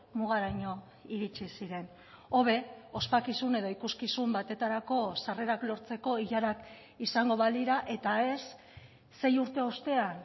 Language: Basque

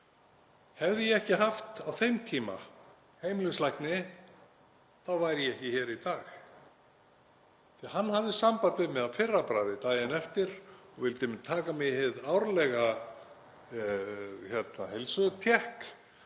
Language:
Icelandic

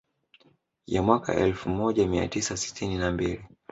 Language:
Swahili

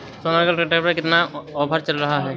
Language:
Hindi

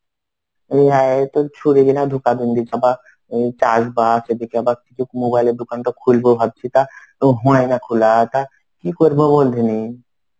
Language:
Bangla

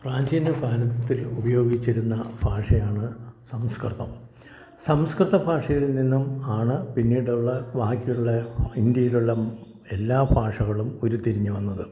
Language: Malayalam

